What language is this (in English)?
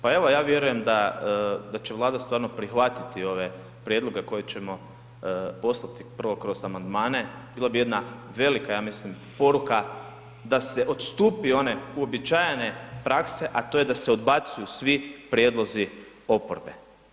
Croatian